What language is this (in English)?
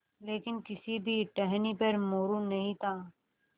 Hindi